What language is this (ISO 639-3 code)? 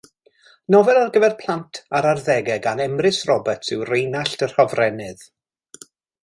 cym